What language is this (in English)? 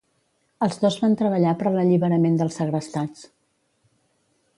Catalan